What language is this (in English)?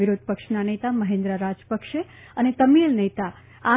Gujarati